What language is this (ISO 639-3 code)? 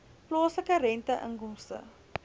afr